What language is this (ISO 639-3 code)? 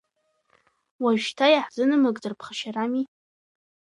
abk